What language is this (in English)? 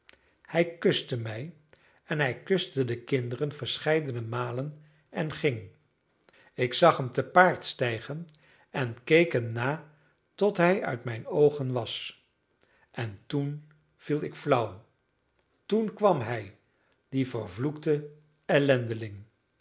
Dutch